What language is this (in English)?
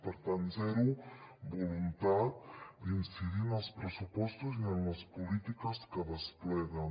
Catalan